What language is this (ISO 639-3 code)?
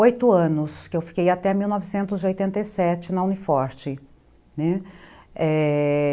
por